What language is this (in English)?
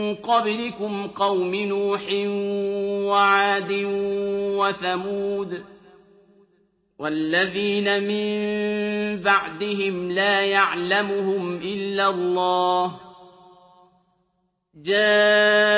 Arabic